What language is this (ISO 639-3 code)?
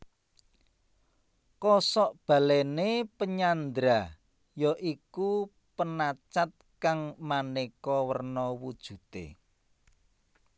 jav